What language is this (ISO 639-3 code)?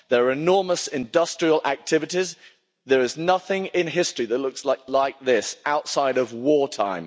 eng